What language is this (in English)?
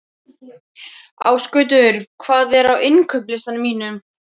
Icelandic